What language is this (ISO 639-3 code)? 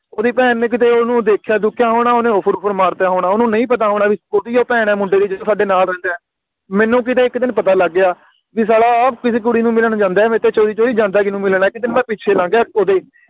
pan